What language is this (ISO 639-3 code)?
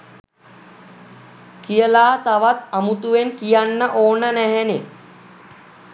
sin